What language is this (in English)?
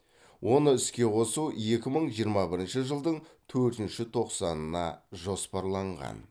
Kazakh